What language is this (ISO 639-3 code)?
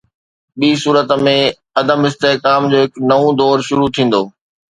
snd